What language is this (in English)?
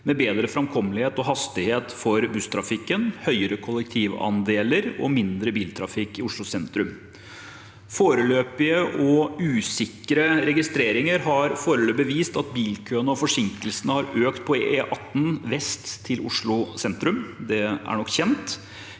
Norwegian